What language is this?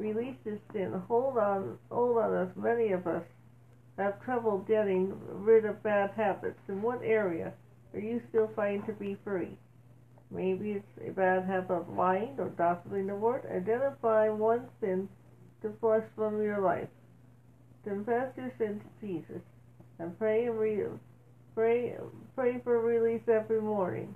English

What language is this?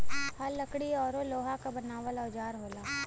Bhojpuri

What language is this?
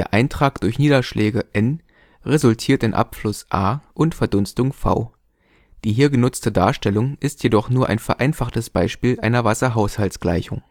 German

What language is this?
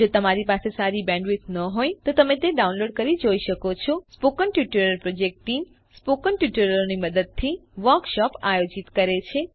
Gujarati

